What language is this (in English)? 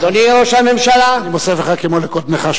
Hebrew